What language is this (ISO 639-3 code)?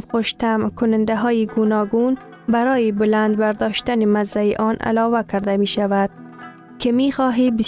fas